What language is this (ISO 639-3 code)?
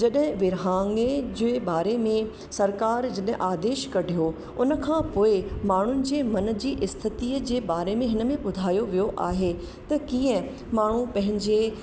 snd